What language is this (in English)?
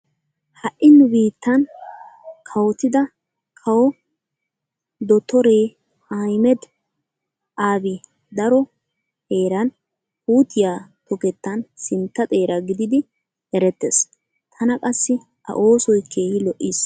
Wolaytta